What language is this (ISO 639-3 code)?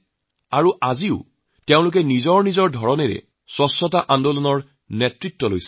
asm